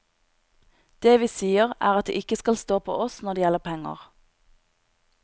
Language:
Norwegian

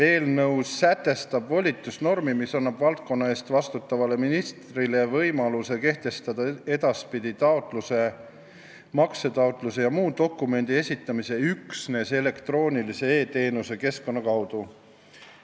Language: Estonian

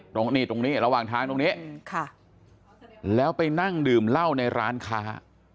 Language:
Thai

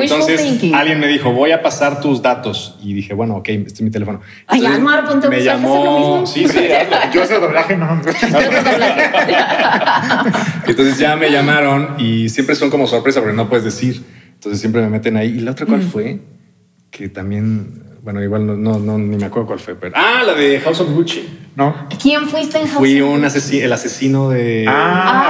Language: Spanish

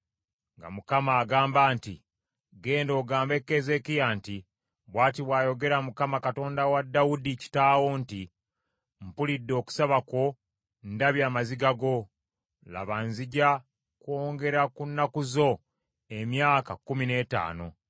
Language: Ganda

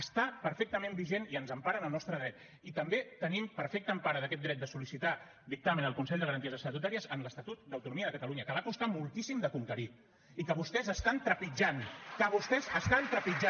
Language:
Catalan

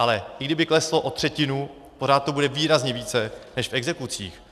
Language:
Czech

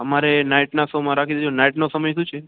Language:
Gujarati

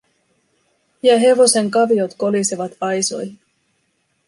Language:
Finnish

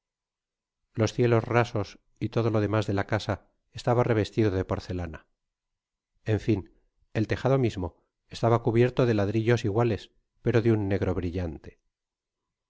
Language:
Spanish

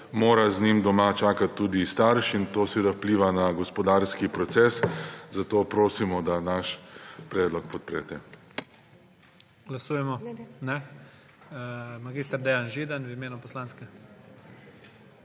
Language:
Slovenian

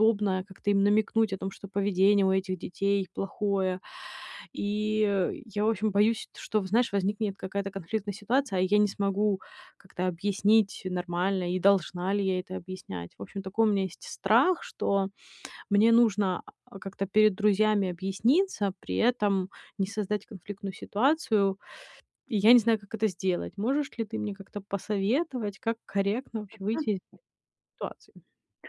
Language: Russian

